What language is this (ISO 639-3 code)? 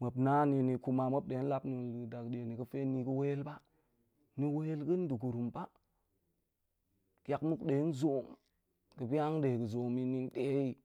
ank